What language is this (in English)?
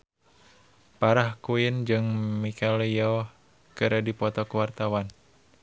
Sundanese